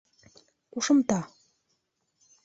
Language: Bashkir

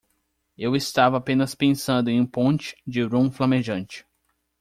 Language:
Portuguese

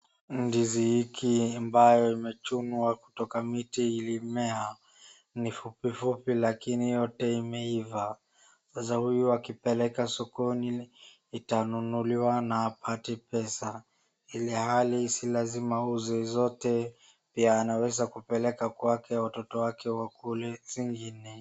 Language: Swahili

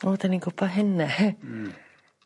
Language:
Welsh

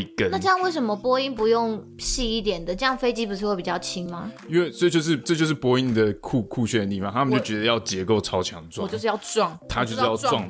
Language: Chinese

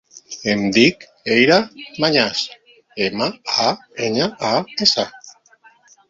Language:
Catalan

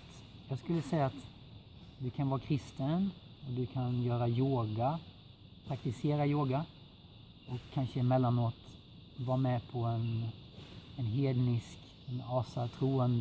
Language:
Swedish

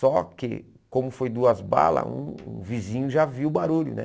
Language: Portuguese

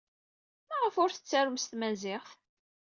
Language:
Kabyle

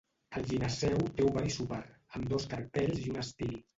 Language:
Catalan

